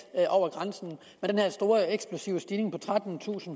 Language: Danish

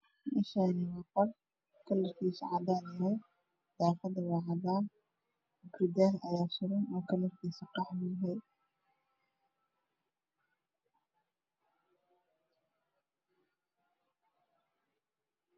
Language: Somali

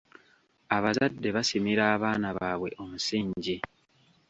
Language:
Ganda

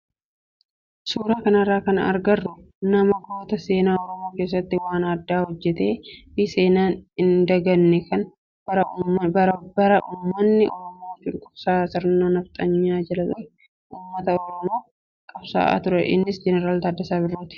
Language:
Oromo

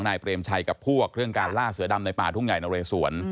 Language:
Thai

